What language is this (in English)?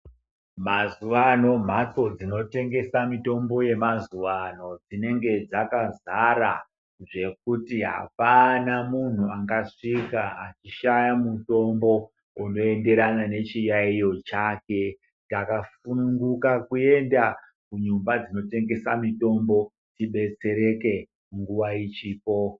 Ndau